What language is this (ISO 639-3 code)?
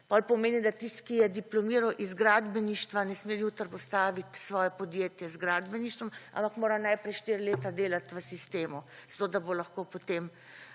slv